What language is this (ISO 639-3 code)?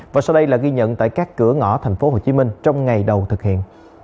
vie